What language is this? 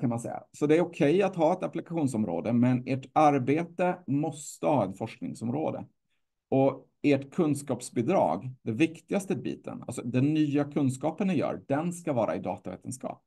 Swedish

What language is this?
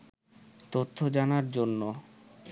Bangla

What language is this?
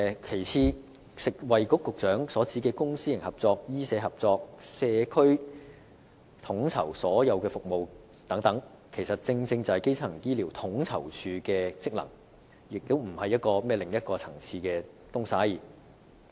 Cantonese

